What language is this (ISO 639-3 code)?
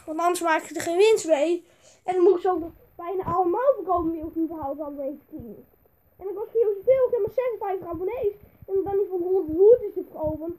nld